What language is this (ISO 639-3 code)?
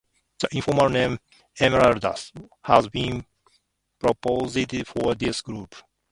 eng